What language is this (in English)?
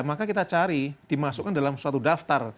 Indonesian